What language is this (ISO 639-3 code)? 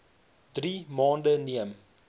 afr